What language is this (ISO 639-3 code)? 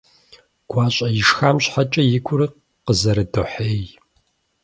kbd